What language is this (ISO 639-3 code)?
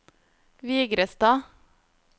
nor